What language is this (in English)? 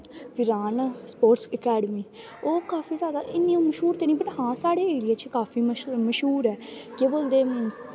Dogri